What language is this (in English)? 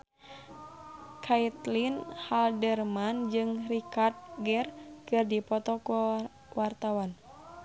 Sundanese